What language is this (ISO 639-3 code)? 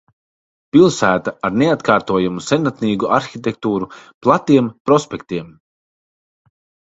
lav